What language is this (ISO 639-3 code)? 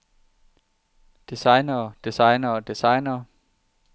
dan